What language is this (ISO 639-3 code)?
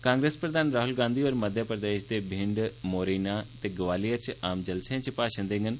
doi